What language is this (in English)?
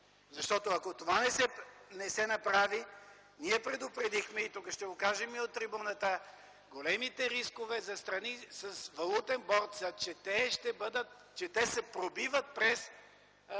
Bulgarian